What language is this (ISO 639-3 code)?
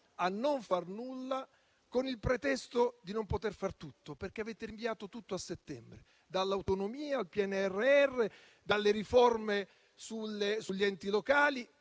ita